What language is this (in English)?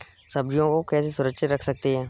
Hindi